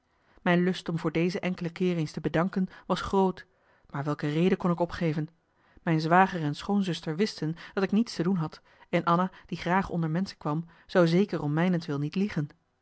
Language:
Dutch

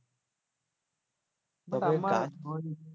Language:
Bangla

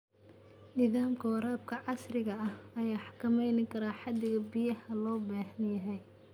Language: Somali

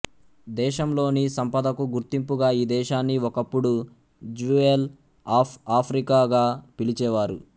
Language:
Telugu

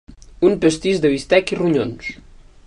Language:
Catalan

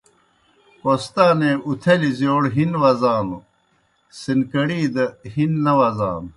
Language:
Kohistani Shina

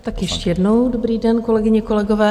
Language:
Czech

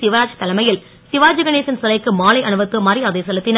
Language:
Tamil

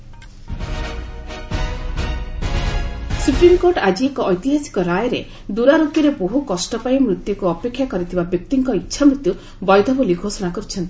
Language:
Odia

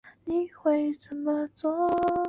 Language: Chinese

